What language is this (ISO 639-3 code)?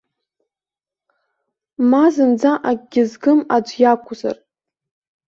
abk